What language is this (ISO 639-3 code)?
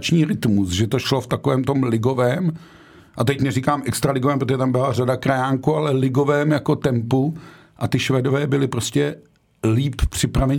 ces